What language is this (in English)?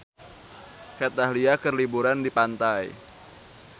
Sundanese